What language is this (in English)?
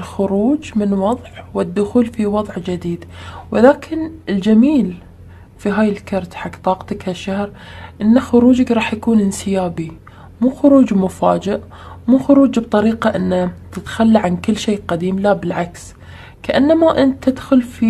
Arabic